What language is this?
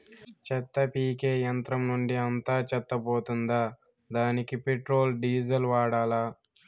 Telugu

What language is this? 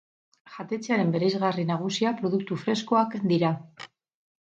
Basque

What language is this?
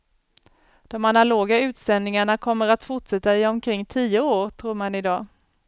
Swedish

